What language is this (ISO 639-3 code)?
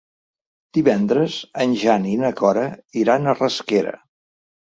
cat